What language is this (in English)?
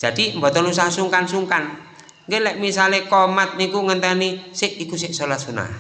Indonesian